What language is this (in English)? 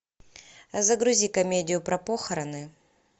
Russian